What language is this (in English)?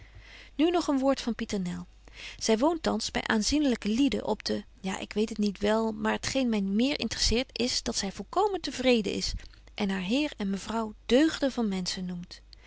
Dutch